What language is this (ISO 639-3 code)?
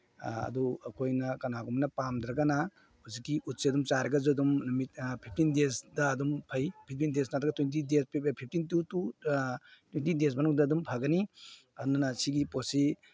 mni